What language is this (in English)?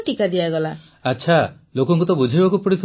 Odia